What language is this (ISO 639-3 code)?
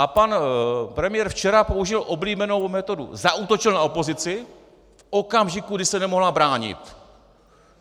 ces